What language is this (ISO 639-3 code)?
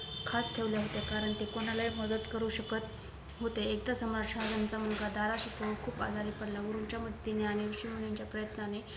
mar